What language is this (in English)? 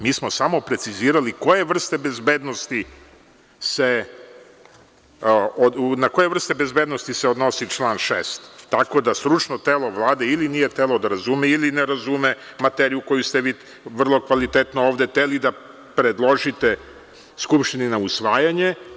Serbian